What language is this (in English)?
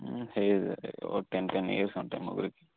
Telugu